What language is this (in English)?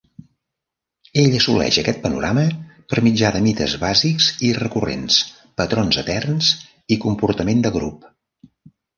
Catalan